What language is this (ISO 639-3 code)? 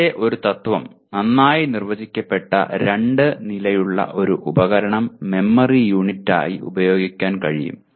mal